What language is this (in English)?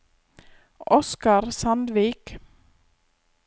Norwegian